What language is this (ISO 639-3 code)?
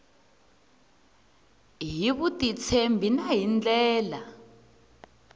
tso